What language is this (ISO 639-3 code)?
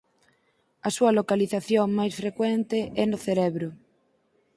glg